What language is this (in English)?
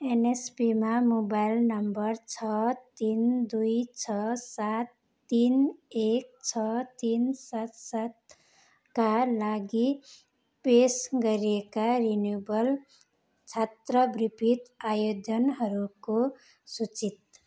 Nepali